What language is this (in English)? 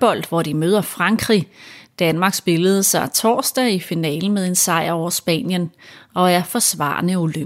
Danish